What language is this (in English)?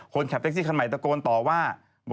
Thai